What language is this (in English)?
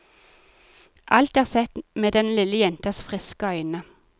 Norwegian